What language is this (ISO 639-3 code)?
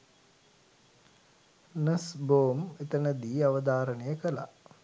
sin